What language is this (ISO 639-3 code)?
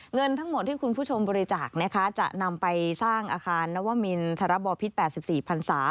tha